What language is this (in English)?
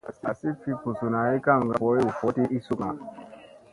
Musey